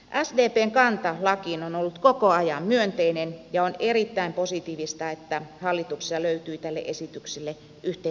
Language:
Finnish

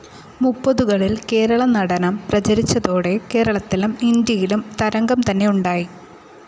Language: Malayalam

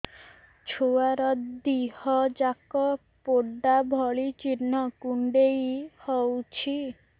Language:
Odia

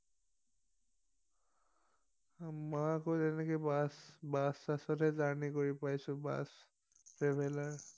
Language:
Assamese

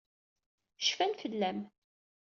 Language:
Kabyle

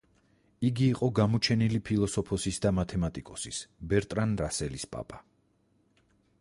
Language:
Georgian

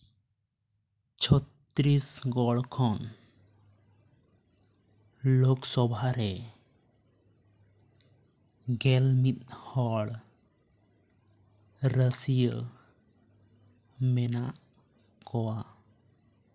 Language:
Santali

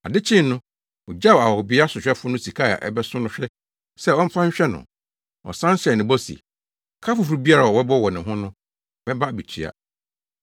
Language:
Akan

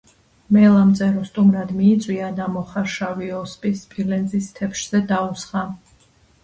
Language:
Georgian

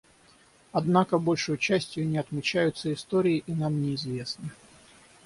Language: Russian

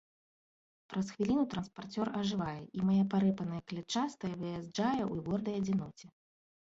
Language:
Belarusian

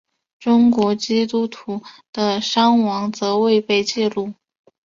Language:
Chinese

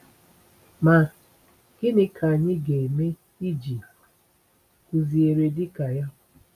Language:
Igbo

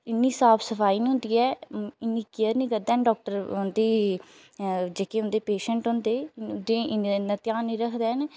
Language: Dogri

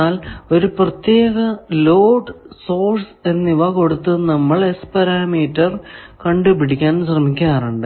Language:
Malayalam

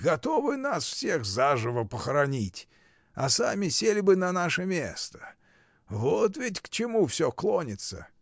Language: Russian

